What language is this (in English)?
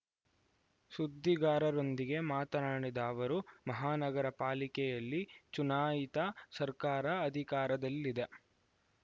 Kannada